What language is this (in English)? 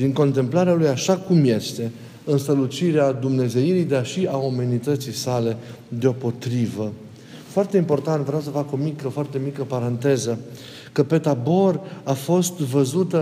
Romanian